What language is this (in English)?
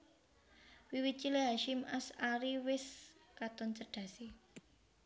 Javanese